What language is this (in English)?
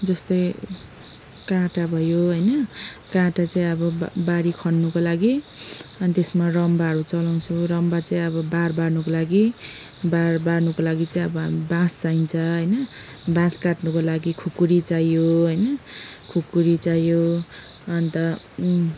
Nepali